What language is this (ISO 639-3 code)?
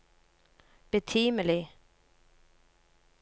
nor